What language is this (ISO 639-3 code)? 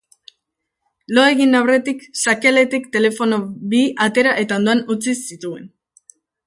eus